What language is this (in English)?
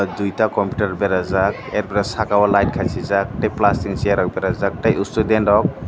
Kok Borok